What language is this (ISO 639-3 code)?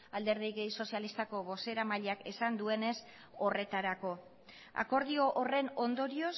eus